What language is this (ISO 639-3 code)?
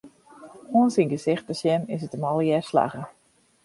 fry